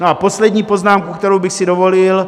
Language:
Czech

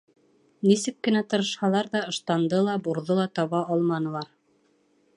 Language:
Bashkir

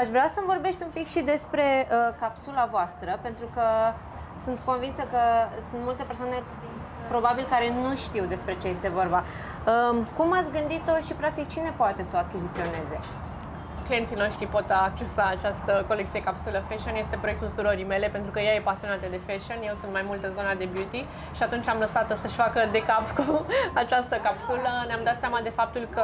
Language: Romanian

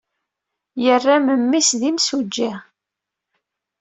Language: Kabyle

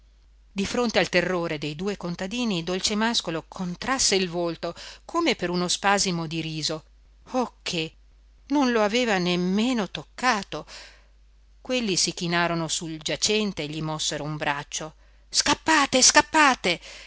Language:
Italian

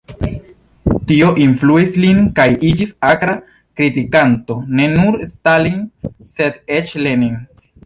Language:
Esperanto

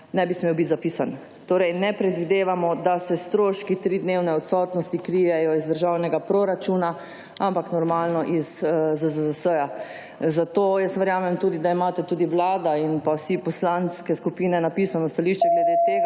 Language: Slovenian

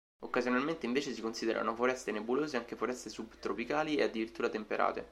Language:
Italian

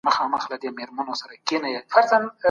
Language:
Pashto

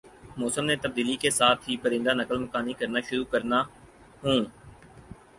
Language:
Urdu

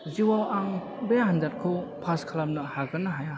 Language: Bodo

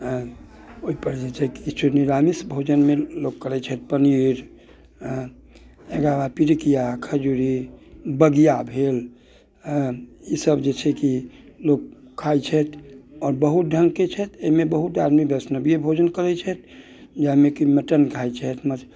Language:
Maithili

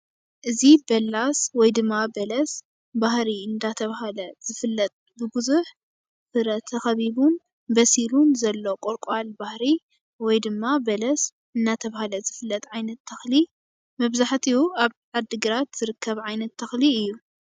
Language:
Tigrinya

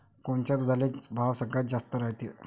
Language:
Marathi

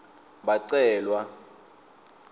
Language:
Swati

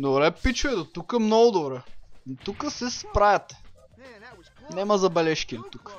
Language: Bulgarian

